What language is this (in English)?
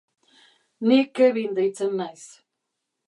Basque